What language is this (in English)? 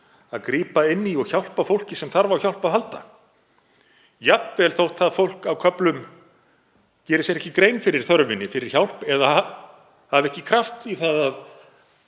Icelandic